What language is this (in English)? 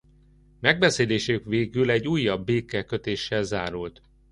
Hungarian